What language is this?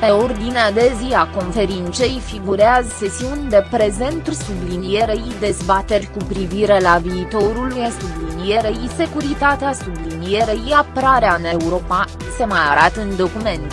Romanian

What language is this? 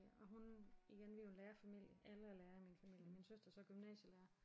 Danish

